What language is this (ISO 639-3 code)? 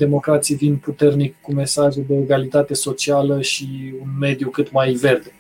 ron